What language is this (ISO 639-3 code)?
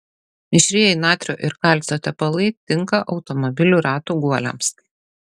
lit